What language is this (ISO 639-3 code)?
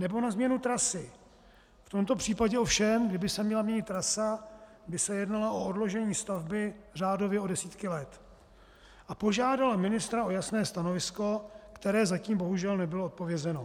ces